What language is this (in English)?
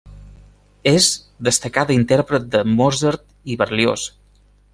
Catalan